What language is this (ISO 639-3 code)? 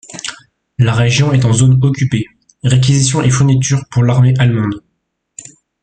fra